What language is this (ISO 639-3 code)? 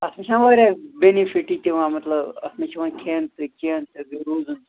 kas